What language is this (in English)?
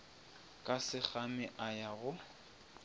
Northern Sotho